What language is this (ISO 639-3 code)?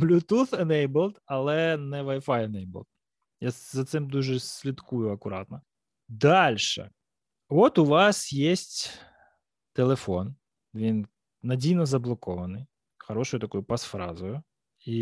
ukr